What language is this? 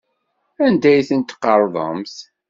Kabyle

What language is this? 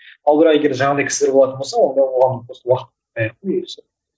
Kazakh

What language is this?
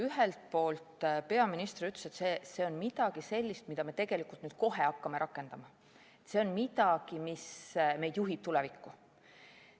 Estonian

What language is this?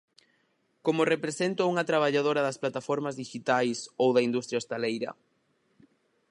Galician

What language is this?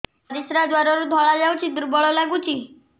Odia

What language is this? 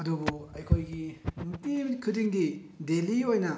Manipuri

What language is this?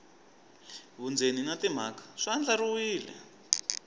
Tsonga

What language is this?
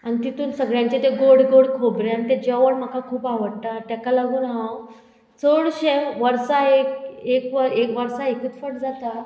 Konkani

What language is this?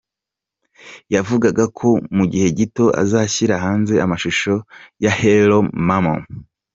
Kinyarwanda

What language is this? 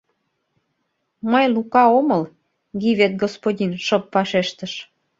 Mari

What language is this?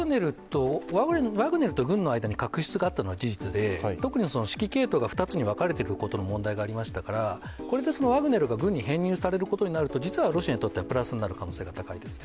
Japanese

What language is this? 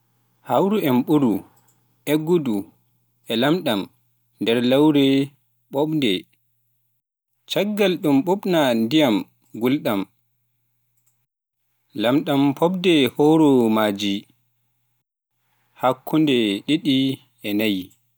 Pular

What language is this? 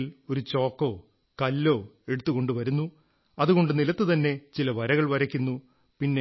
Malayalam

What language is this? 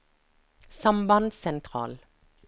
Norwegian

